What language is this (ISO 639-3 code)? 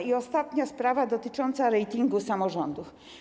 pol